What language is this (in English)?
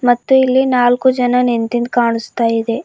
Kannada